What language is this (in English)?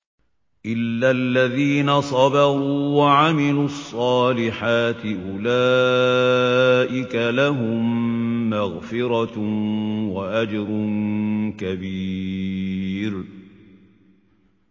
Arabic